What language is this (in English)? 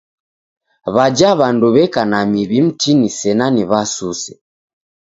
Taita